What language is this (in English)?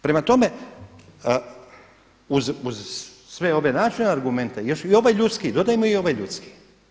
Croatian